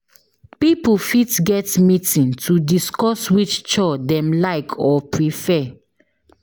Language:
Nigerian Pidgin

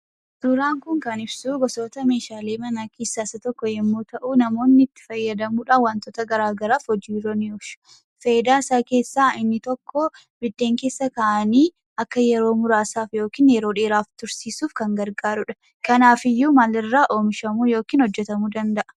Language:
Oromo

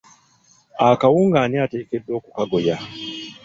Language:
Ganda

